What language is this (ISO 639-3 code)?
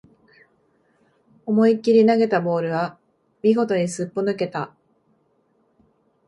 jpn